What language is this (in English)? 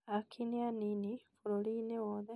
Kikuyu